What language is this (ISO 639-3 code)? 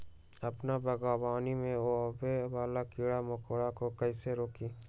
mag